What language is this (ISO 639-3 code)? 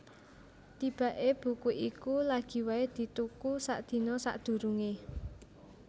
jav